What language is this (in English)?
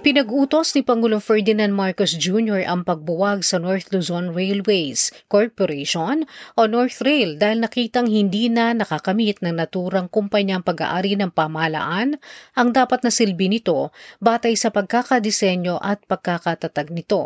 Filipino